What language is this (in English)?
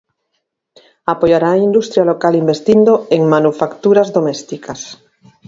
Galician